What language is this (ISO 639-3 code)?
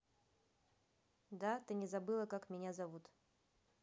rus